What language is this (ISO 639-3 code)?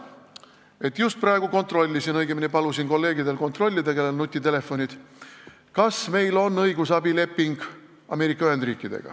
est